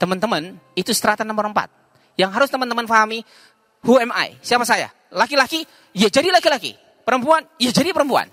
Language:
Indonesian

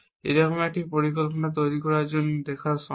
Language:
Bangla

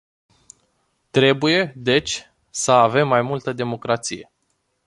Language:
Romanian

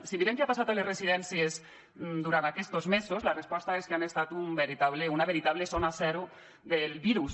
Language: Catalan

